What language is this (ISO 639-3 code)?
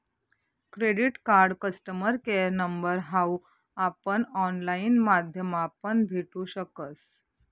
mar